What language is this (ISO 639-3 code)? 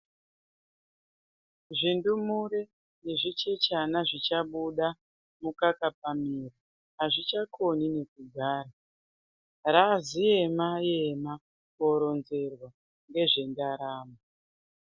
ndc